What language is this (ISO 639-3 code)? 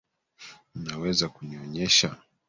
swa